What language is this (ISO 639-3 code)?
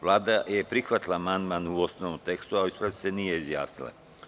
srp